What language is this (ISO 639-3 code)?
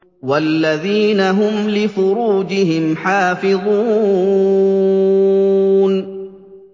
ara